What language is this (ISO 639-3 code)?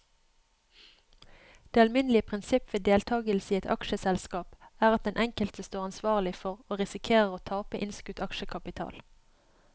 nor